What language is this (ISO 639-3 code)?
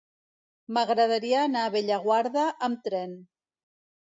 cat